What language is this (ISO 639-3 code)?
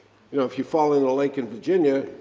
eng